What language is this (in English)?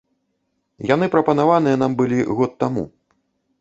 Belarusian